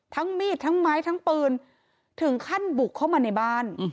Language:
Thai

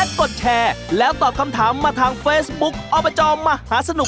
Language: Thai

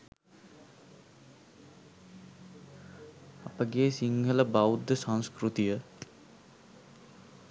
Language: Sinhala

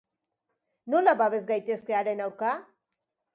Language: Basque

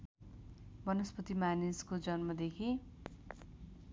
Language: Nepali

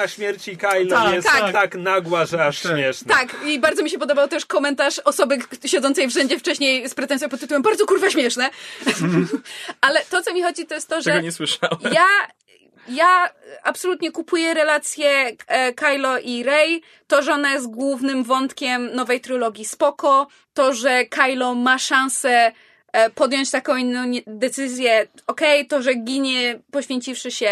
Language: Polish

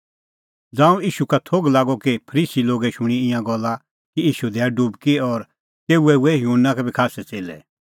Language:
Kullu Pahari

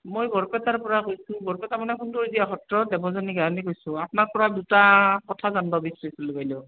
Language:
Assamese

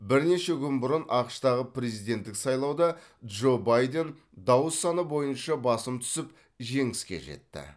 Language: Kazakh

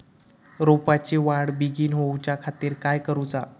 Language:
Marathi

